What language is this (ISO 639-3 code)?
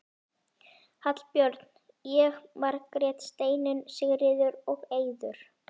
isl